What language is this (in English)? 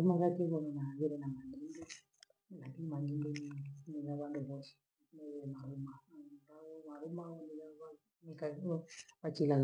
Gweno